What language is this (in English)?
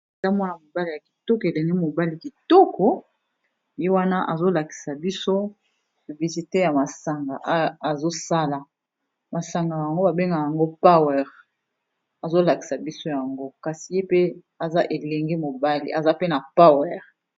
Lingala